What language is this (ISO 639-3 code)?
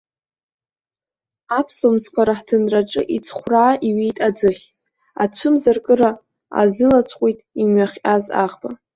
abk